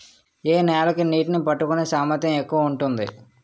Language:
Telugu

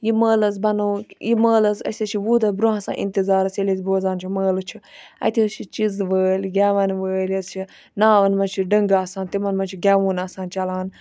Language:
Kashmiri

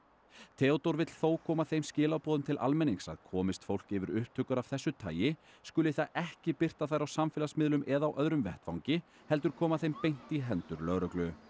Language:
Icelandic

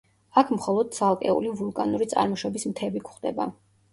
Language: Georgian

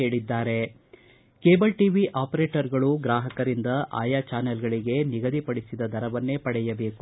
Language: Kannada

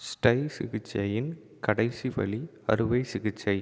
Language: Tamil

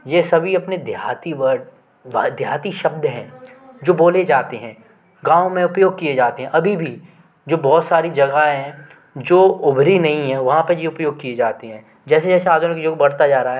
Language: Hindi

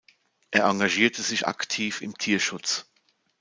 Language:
German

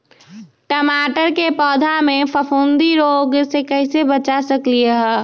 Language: Magahi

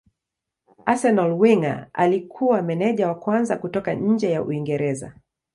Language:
Swahili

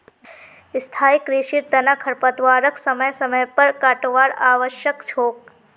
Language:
Magahi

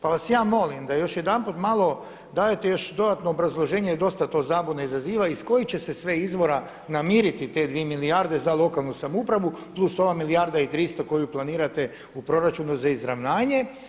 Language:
Croatian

